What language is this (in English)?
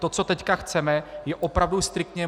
Czech